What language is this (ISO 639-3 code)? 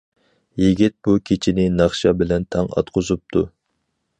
uig